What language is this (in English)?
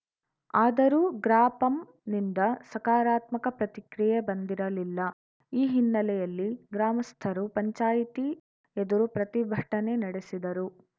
Kannada